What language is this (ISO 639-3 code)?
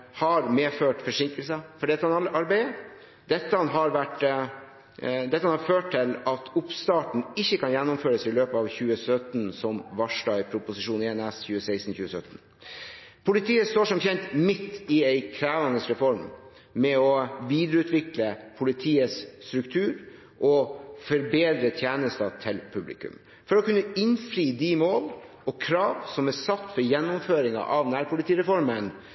nob